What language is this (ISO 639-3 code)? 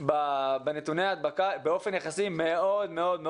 heb